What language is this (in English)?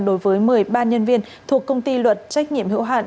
Vietnamese